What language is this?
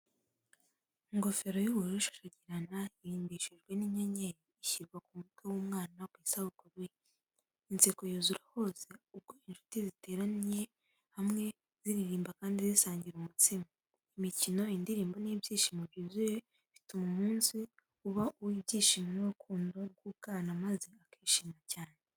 Kinyarwanda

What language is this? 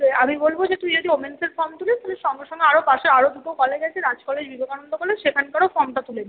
Bangla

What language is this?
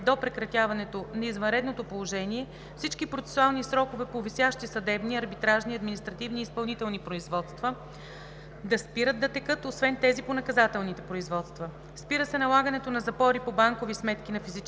Bulgarian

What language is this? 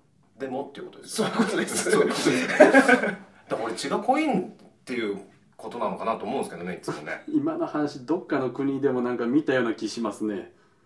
Japanese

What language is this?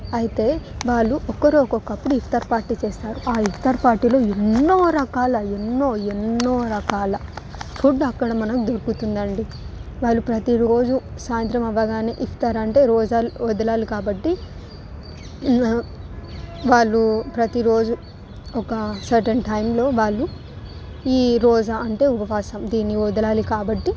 Telugu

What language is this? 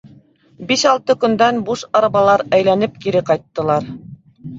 Bashkir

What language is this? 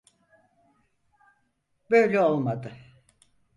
Turkish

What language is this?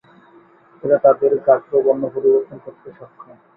Bangla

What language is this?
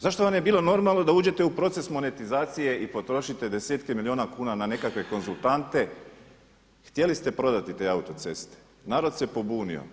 Croatian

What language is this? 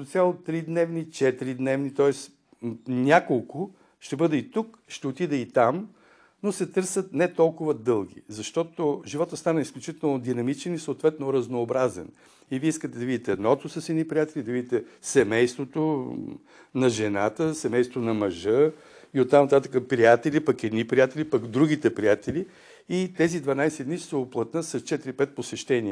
Bulgarian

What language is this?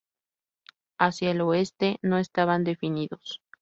Spanish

